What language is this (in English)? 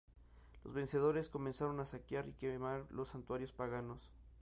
Spanish